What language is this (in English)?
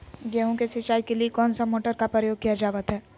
Magahi